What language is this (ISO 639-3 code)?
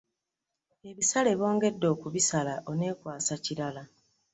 lug